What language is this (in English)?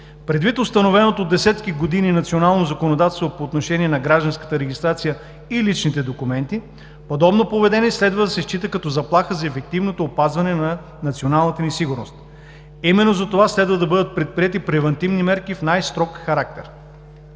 Bulgarian